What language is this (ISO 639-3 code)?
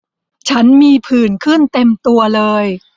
tha